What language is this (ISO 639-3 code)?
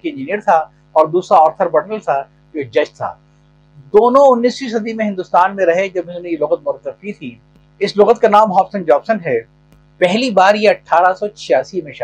urd